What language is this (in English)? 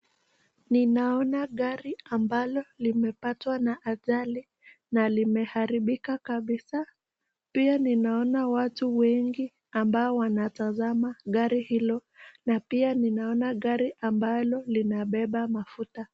Swahili